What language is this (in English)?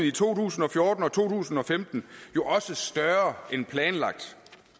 Danish